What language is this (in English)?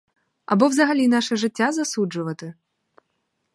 Ukrainian